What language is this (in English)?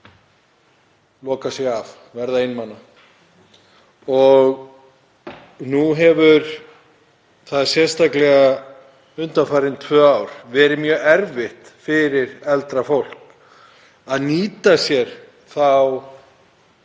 Icelandic